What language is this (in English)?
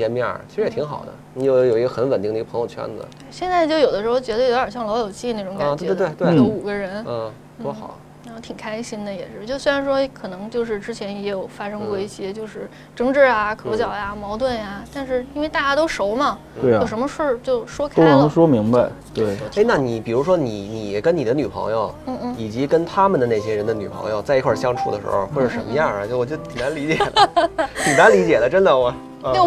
Chinese